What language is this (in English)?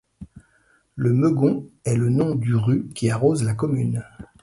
French